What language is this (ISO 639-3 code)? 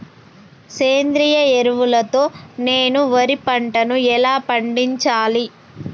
tel